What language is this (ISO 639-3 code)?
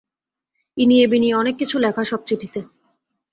ben